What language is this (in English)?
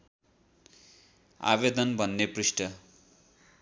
Nepali